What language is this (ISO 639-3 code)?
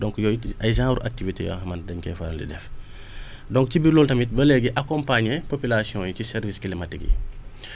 wol